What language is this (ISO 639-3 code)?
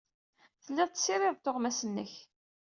kab